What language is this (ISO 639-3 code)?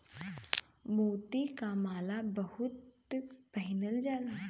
bho